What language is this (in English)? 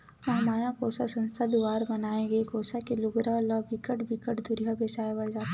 Chhattisgarhi